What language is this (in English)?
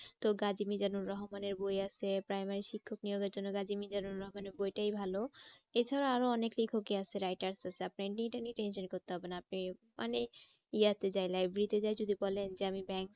Bangla